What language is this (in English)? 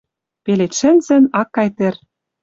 Western Mari